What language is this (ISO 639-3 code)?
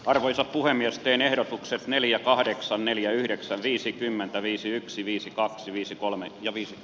fin